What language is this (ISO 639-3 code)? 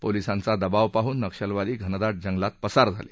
mar